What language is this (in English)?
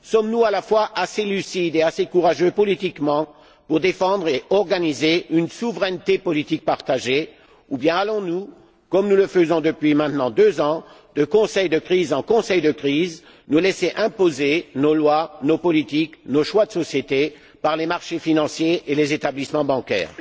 French